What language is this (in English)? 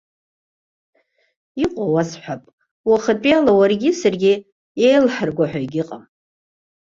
Abkhazian